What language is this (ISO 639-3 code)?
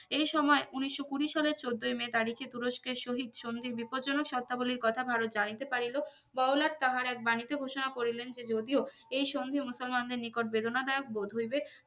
ben